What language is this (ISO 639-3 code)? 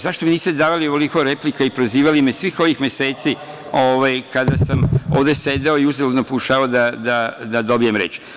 srp